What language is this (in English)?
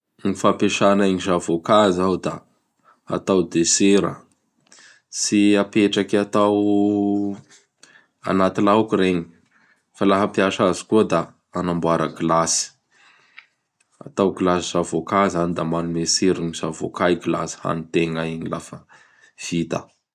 Bara Malagasy